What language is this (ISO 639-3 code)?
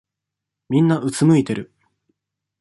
jpn